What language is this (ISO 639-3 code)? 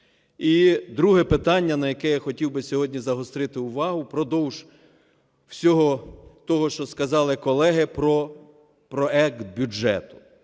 ukr